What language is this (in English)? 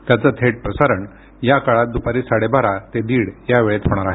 Marathi